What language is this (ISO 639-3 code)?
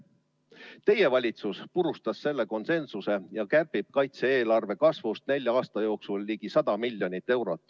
est